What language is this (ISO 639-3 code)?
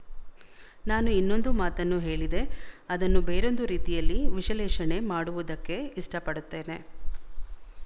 kan